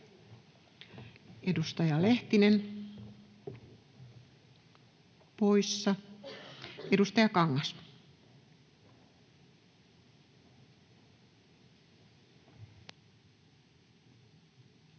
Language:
Finnish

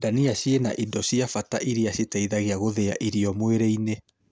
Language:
Kikuyu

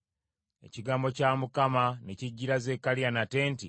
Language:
Ganda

